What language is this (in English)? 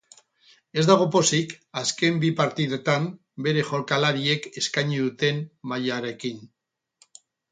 Basque